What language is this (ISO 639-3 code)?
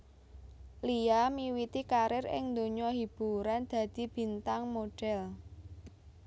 jav